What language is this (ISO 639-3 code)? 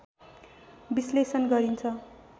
nep